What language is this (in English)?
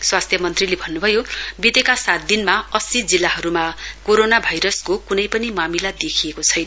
Nepali